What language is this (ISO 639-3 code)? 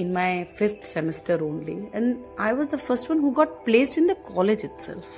hin